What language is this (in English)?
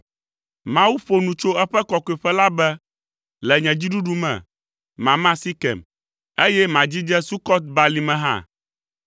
Ewe